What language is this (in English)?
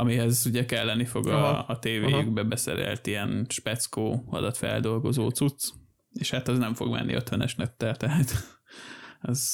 Hungarian